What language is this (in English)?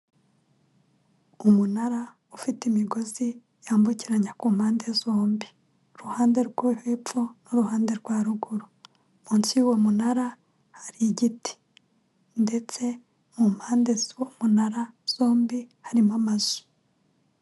Kinyarwanda